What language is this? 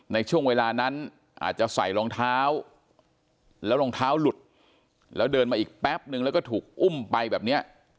Thai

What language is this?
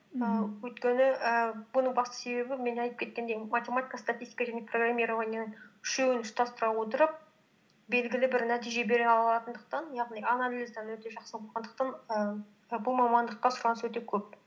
Kazakh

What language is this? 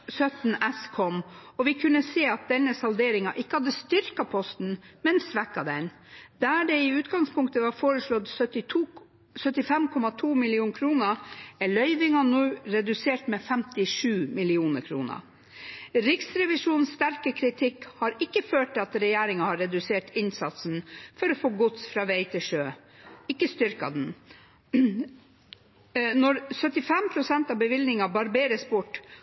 Norwegian Bokmål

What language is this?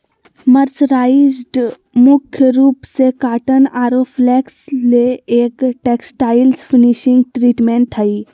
Magahi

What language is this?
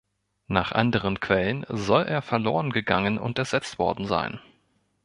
German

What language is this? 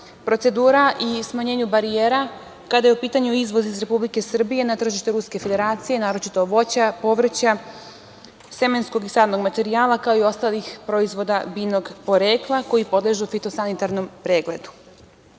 Serbian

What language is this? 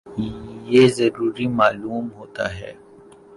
Urdu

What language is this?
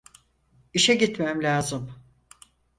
Turkish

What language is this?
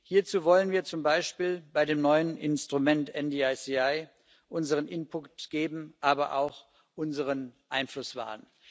German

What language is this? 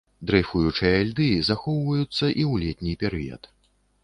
Belarusian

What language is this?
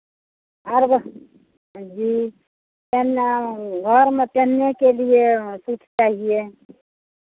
Hindi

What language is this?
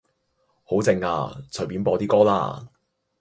Cantonese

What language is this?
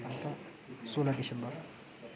Nepali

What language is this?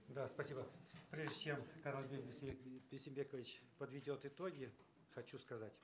Kazakh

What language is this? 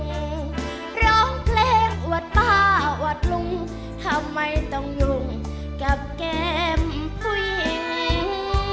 Thai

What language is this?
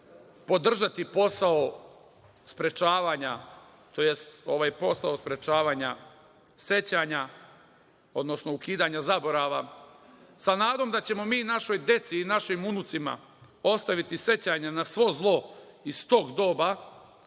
Serbian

